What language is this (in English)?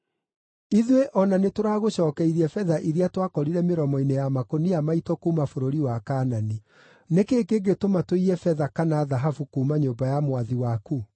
Kikuyu